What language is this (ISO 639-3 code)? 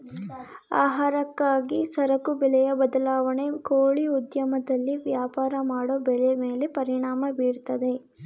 kan